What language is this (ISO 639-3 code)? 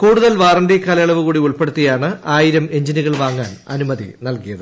mal